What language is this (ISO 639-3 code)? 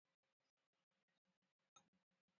eus